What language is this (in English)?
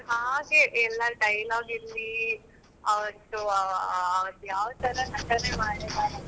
Kannada